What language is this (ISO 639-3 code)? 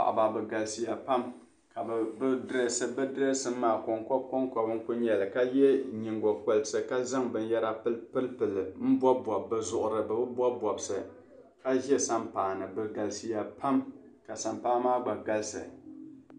dag